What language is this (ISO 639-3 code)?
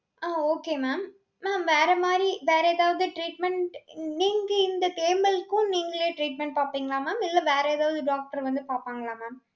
tam